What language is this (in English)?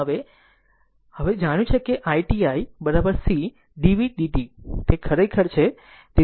Gujarati